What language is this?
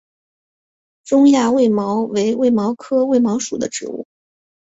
Chinese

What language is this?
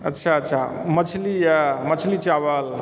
Maithili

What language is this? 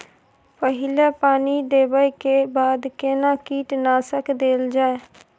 Maithili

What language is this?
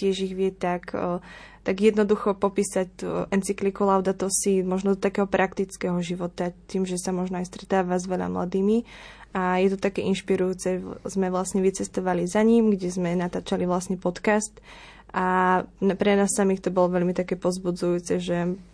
Slovak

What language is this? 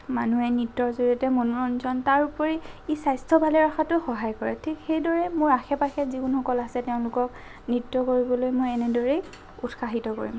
Assamese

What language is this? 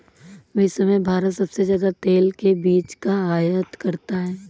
Hindi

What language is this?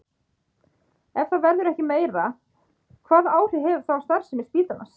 Icelandic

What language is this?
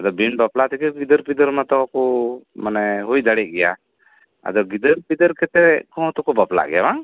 Santali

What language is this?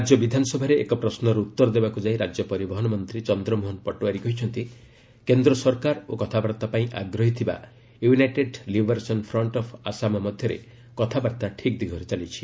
Odia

